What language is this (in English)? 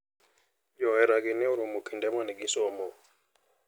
Luo (Kenya and Tanzania)